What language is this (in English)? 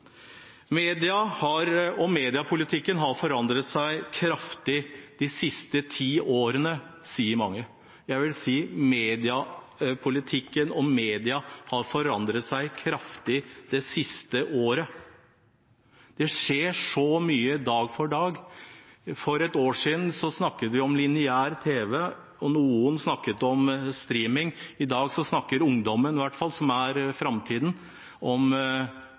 Norwegian Bokmål